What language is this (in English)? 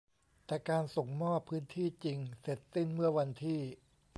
Thai